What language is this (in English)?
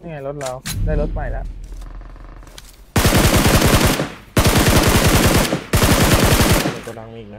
Thai